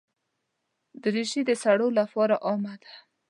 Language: Pashto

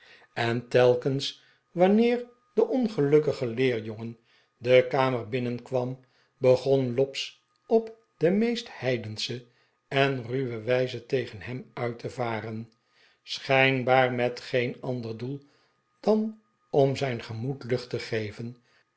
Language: Dutch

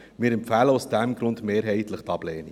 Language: Swiss German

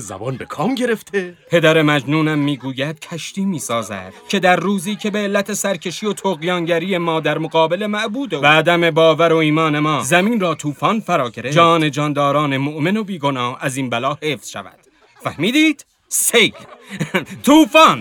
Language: Persian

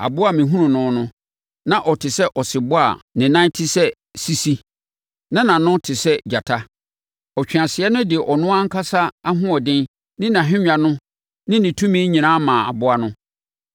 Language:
Akan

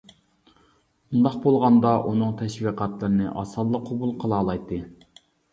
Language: Uyghur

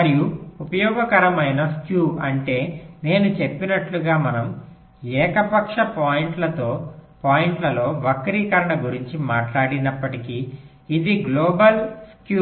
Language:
Telugu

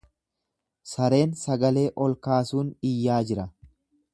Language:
Oromo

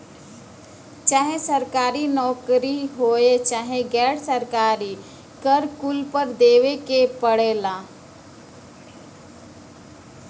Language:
Bhojpuri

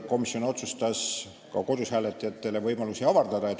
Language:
Estonian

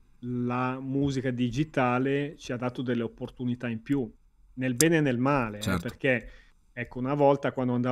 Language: Italian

